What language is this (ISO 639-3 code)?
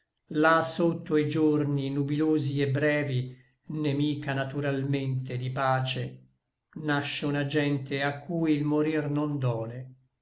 ita